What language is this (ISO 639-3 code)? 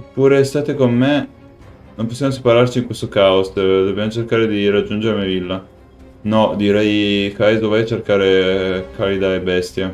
ita